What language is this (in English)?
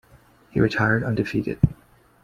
English